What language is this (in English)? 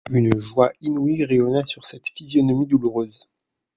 French